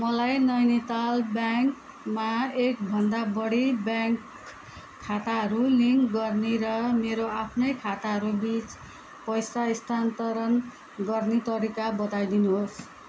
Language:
Nepali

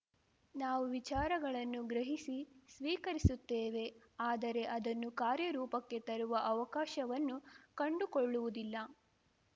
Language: Kannada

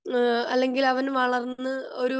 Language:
Malayalam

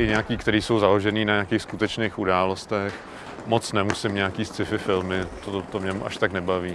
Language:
Czech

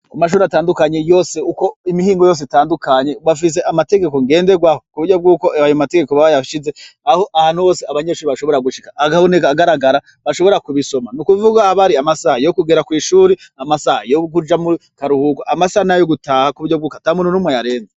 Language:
Rundi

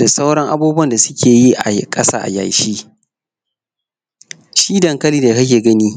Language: Hausa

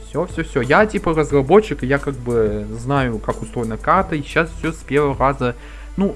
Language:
Russian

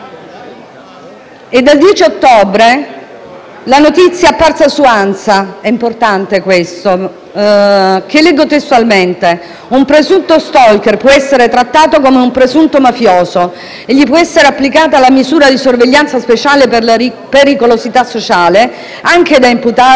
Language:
Italian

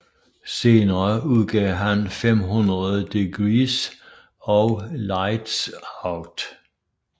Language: Danish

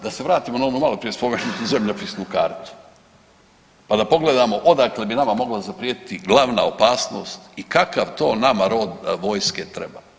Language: Croatian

